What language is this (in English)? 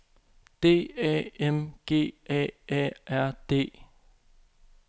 Danish